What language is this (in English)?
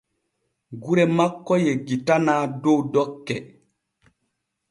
Borgu Fulfulde